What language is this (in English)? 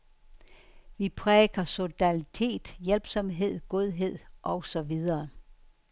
Danish